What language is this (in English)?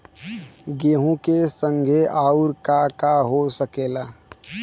Bhojpuri